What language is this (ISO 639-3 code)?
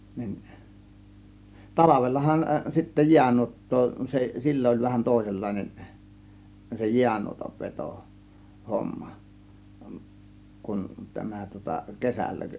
fin